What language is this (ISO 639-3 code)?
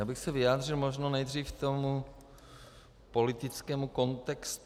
ces